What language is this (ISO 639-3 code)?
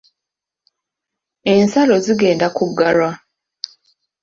lug